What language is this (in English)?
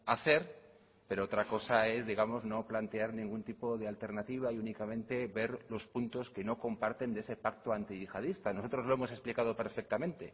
Spanish